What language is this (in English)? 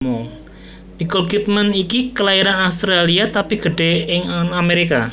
Javanese